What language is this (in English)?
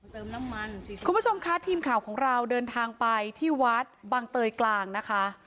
Thai